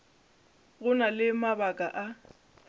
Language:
Northern Sotho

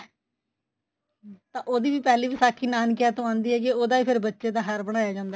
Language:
Punjabi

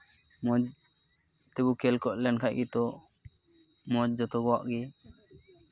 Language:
Santali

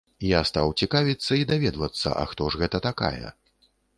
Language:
Belarusian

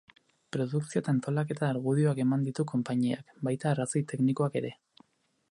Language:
Basque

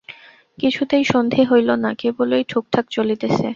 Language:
Bangla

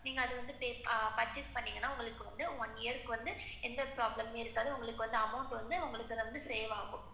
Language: Tamil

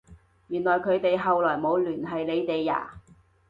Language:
Cantonese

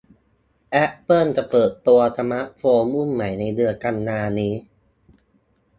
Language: Thai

